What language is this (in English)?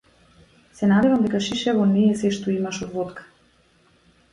Macedonian